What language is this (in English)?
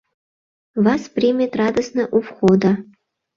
Mari